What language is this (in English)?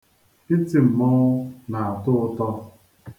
Igbo